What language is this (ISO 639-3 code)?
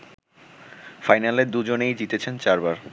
ben